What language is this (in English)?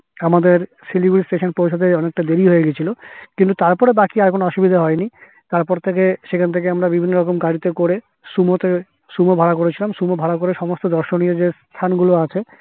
Bangla